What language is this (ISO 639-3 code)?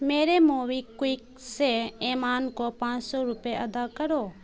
urd